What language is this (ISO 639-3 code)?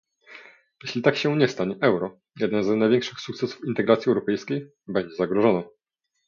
pol